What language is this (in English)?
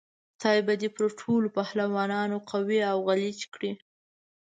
Pashto